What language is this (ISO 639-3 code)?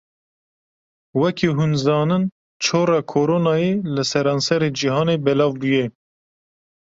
kur